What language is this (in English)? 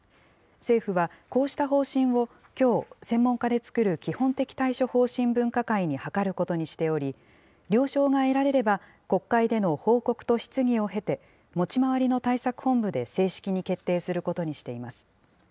Japanese